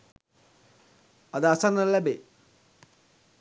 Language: Sinhala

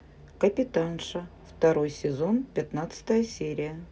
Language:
Russian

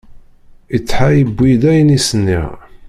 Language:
Kabyle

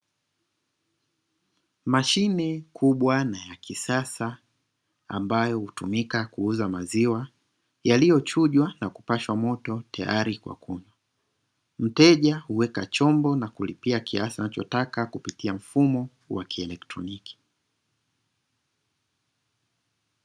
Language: Swahili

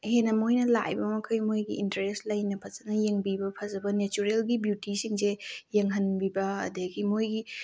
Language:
Manipuri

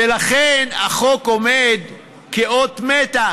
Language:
Hebrew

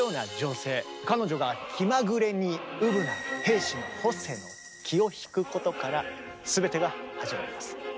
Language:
Japanese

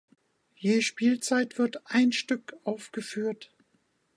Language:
German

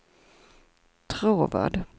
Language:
Swedish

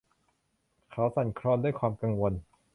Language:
Thai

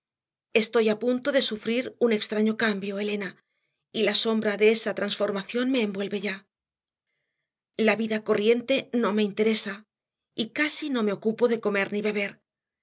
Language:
Spanish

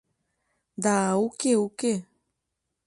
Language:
Mari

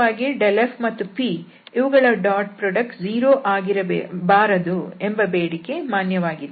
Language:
Kannada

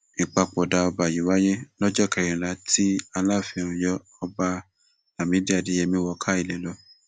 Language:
Yoruba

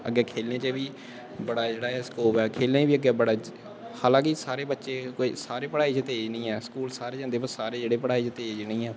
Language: Dogri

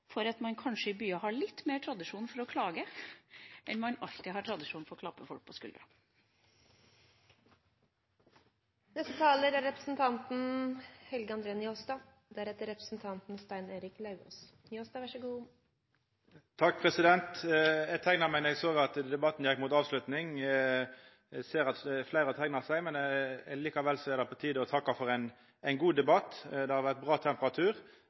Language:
Norwegian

